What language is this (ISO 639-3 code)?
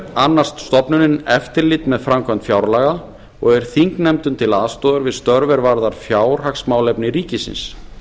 isl